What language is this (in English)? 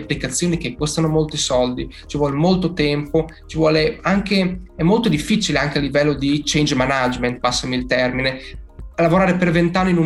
Italian